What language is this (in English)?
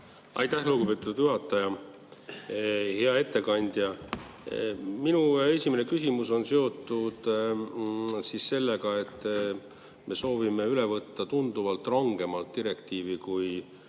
Estonian